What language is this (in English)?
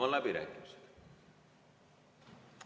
Estonian